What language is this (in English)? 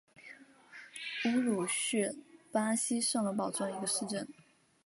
Chinese